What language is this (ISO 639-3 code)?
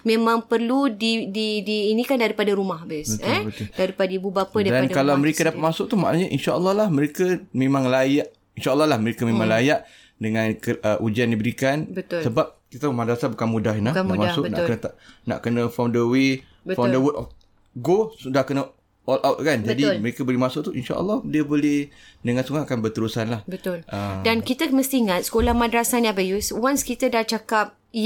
msa